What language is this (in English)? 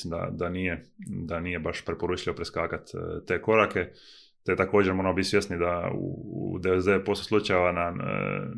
Croatian